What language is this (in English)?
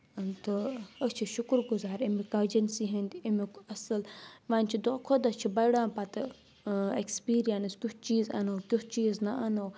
Kashmiri